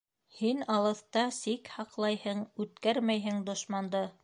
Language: Bashkir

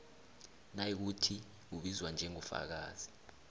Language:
South Ndebele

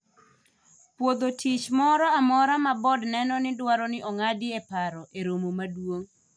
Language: Luo (Kenya and Tanzania)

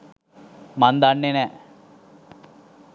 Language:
Sinhala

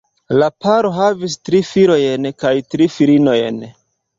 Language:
Esperanto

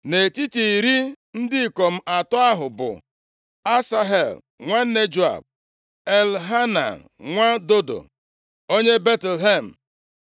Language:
Igbo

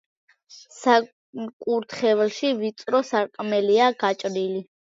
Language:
Georgian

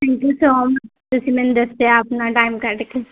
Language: Punjabi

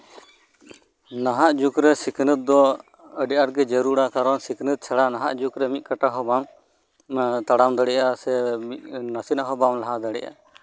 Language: Santali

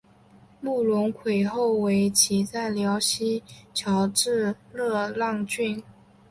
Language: Chinese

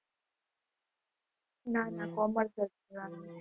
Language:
Gujarati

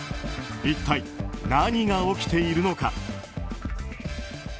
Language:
Japanese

